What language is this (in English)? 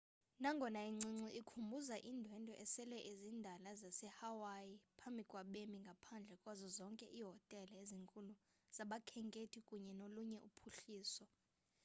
Xhosa